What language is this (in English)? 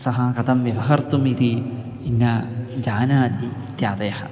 Sanskrit